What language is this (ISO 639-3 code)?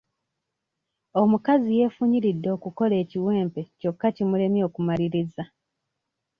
lug